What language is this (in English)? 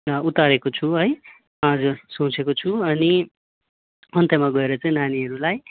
Nepali